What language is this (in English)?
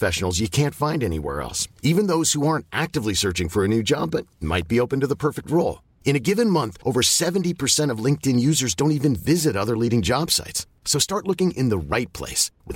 Swedish